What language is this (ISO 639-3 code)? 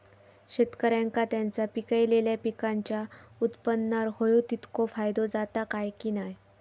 mar